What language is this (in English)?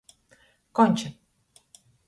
Latgalian